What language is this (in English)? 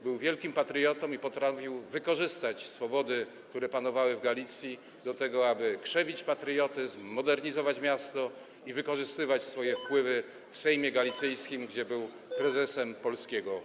Polish